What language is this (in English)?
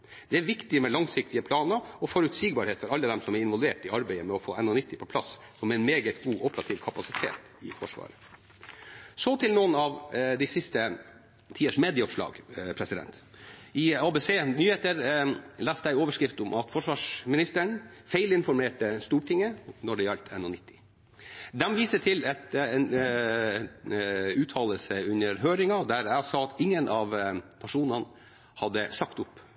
Norwegian Bokmål